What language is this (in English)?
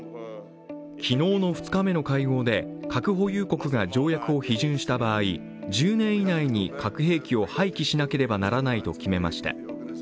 Japanese